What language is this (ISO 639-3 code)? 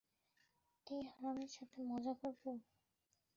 ben